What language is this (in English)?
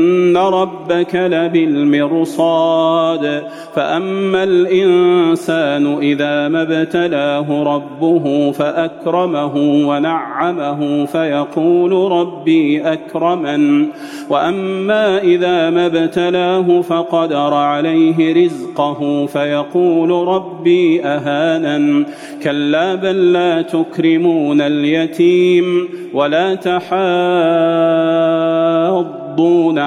Arabic